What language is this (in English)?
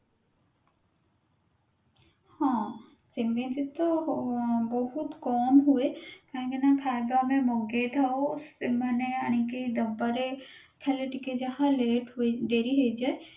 Odia